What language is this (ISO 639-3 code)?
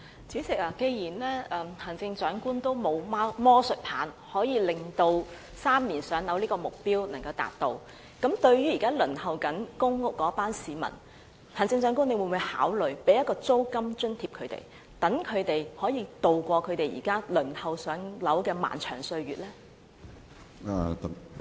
yue